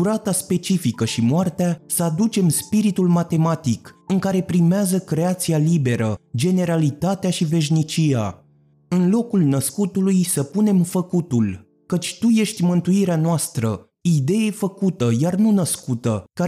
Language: Romanian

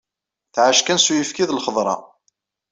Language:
Kabyle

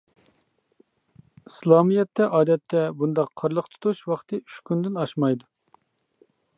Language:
Uyghur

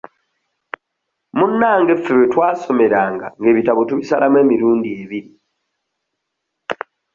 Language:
Ganda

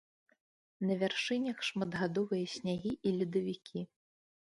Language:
Belarusian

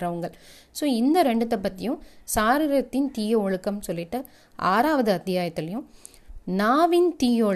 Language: Tamil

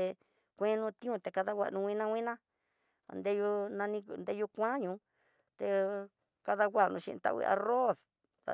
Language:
Tidaá Mixtec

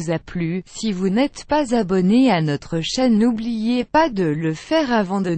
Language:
French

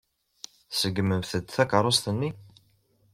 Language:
Kabyle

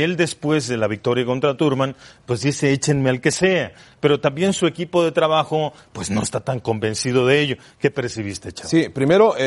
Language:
Spanish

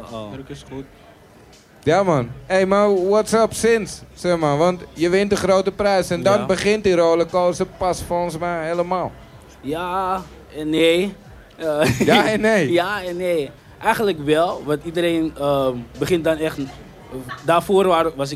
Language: Dutch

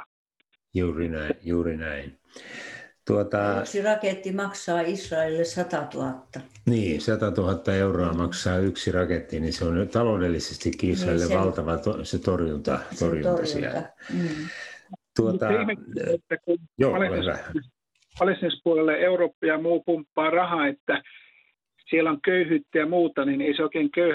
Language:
Finnish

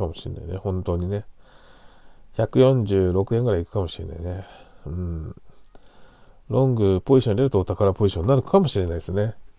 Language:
Japanese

